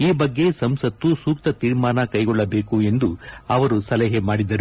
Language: Kannada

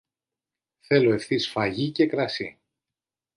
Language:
Greek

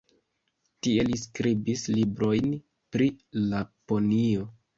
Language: Esperanto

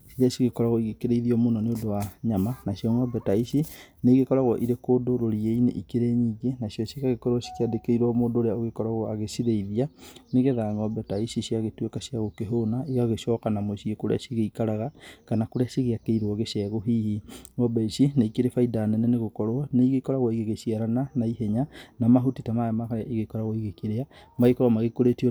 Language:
Kikuyu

